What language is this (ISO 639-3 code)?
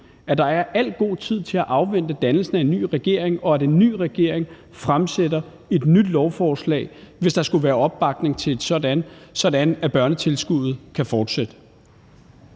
dan